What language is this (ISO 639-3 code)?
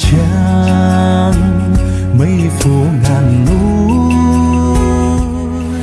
vie